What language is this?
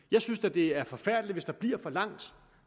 Danish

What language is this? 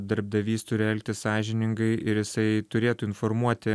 Lithuanian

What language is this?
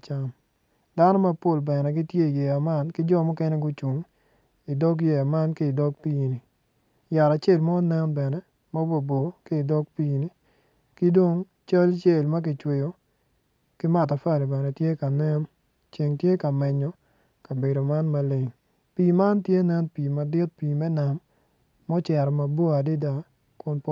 Acoli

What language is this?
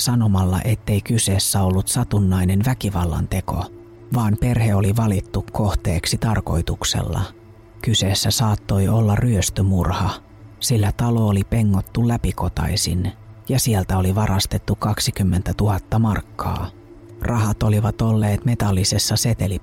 Finnish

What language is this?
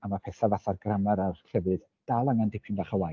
Welsh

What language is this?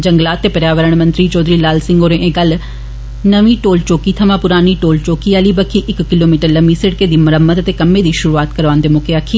Dogri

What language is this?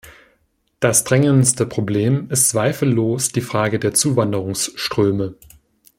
German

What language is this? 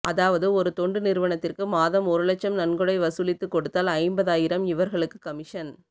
Tamil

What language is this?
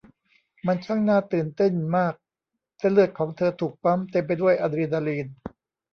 Thai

